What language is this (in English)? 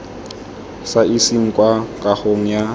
Tswana